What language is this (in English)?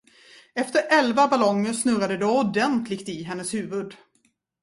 Swedish